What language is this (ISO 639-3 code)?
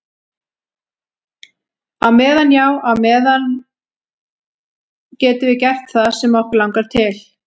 isl